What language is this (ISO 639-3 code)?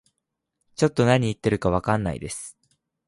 jpn